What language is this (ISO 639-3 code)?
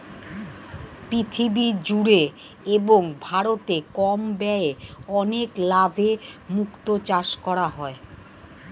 ben